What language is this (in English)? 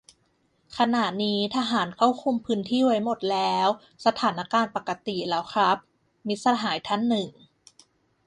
Thai